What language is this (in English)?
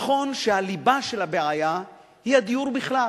Hebrew